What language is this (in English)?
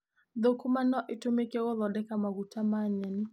Kikuyu